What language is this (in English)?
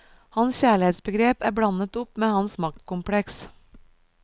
Norwegian